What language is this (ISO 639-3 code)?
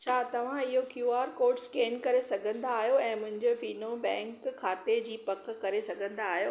snd